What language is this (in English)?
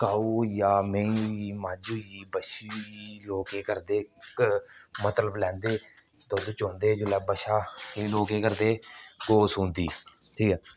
Dogri